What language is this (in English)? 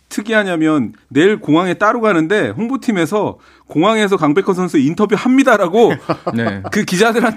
Korean